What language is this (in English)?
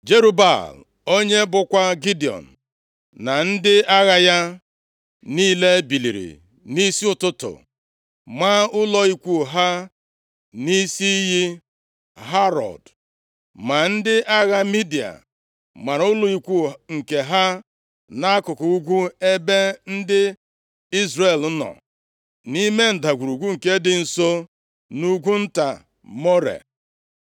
Igbo